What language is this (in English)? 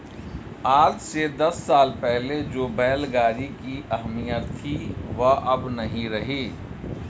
Hindi